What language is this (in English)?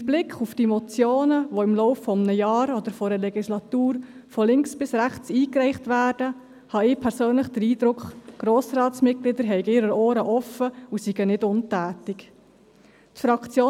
Swiss German